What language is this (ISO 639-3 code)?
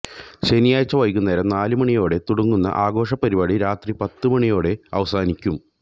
mal